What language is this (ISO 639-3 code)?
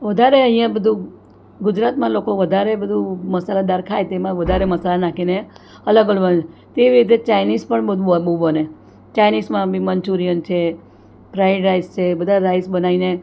guj